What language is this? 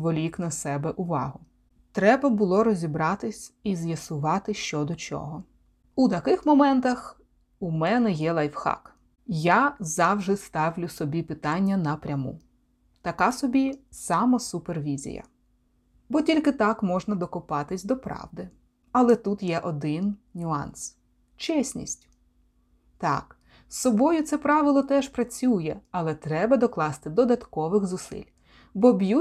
Ukrainian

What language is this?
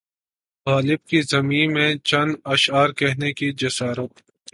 Urdu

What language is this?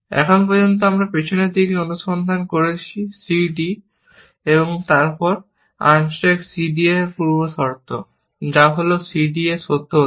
Bangla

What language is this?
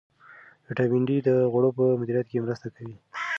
Pashto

